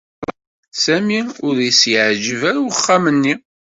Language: Kabyle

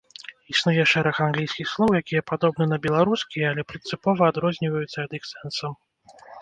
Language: Belarusian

